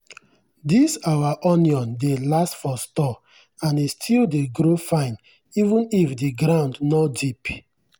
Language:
Nigerian Pidgin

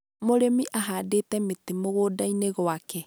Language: Kikuyu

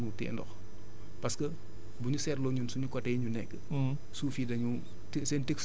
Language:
Wolof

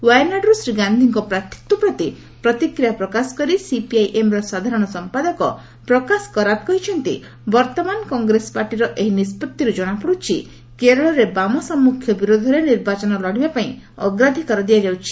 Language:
Odia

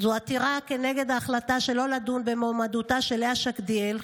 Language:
Hebrew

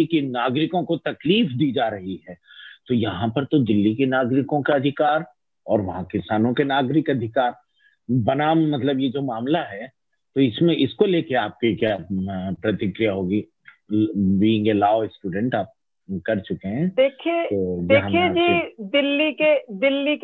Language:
Hindi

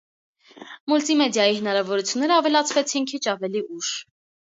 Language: Armenian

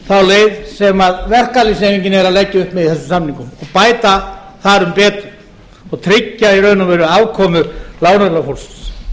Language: Icelandic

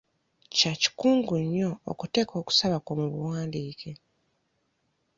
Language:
Ganda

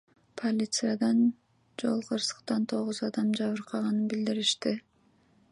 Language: Kyrgyz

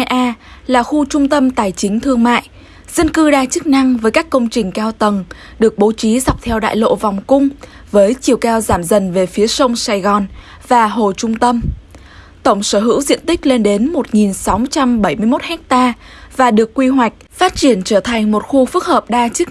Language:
Vietnamese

